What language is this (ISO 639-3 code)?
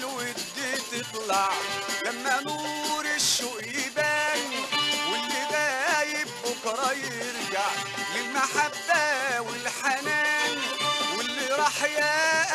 ara